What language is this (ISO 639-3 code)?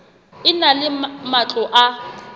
sot